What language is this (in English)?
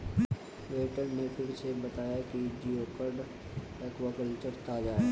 Hindi